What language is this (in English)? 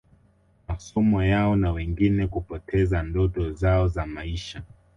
Swahili